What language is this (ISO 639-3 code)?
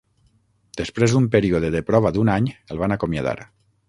cat